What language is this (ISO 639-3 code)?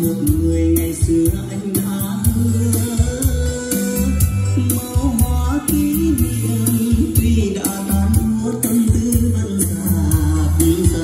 vie